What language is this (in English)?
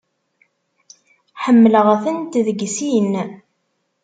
Kabyle